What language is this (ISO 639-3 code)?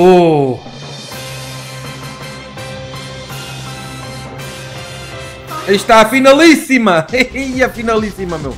por